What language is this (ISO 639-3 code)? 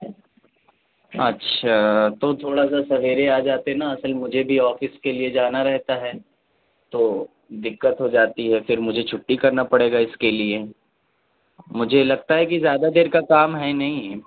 urd